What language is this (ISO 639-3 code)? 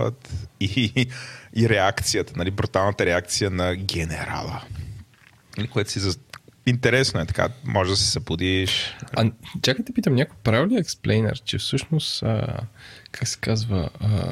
bul